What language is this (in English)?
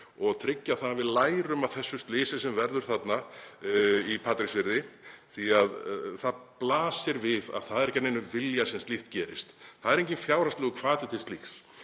Icelandic